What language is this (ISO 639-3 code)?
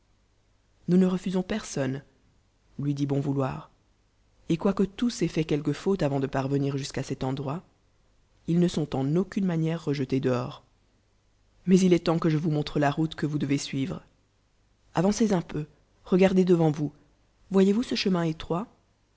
fra